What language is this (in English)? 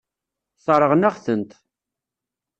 Kabyle